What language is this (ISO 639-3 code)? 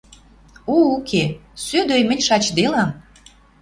mrj